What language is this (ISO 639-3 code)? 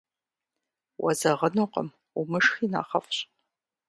kbd